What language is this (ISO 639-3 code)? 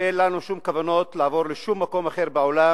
heb